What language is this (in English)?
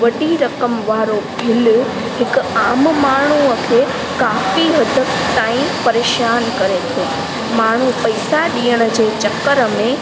Sindhi